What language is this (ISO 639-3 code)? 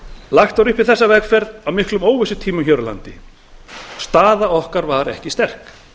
isl